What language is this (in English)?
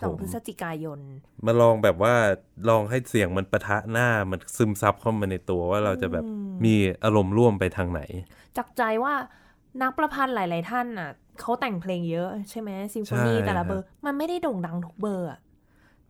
Thai